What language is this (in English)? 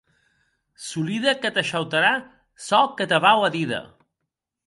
Occitan